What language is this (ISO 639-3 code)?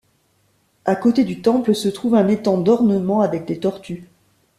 fra